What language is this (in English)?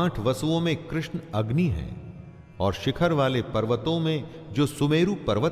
Hindi